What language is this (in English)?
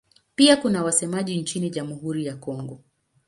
Swahili